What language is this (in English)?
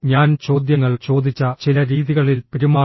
Malayalam